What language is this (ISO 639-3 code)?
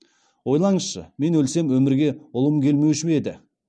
kaz